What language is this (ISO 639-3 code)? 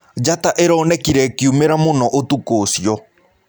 kik